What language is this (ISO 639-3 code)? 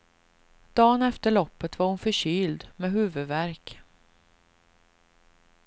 swe